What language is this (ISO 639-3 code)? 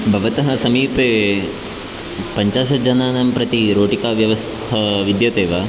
san